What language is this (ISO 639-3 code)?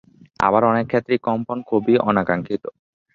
ben